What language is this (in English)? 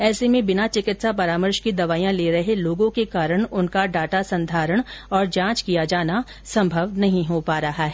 Hindi